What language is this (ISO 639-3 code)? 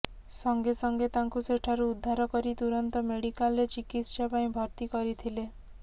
ori